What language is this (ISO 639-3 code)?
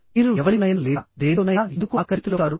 tel